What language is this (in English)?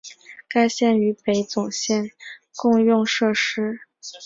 Chinese